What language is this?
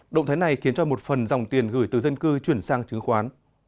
Vietnamese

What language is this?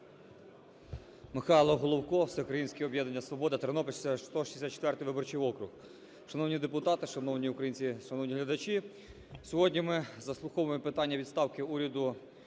Ukrainian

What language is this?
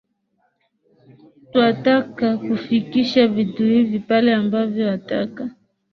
Swahili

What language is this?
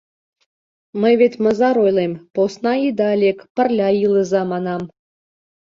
Mari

